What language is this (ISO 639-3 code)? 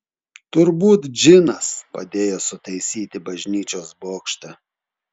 lit